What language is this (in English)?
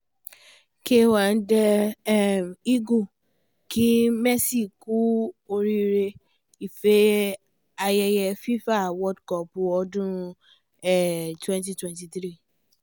Yoruba